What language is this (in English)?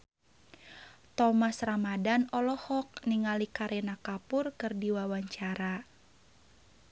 Sundanese